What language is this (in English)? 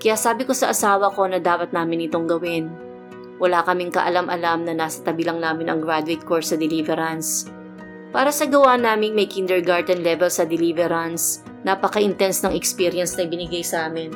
Filipino